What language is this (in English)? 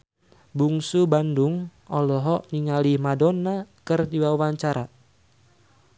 Sundanese